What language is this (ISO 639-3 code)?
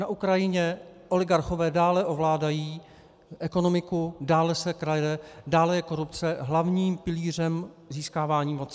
ces